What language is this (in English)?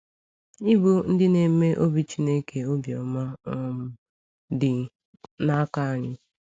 Igbo